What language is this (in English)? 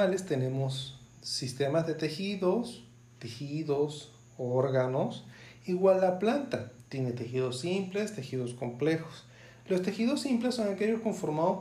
Spanish